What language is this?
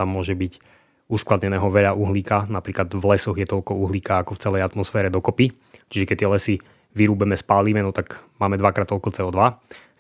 Slovak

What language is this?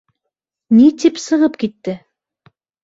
Bashkir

